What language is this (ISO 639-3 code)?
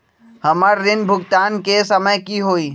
mag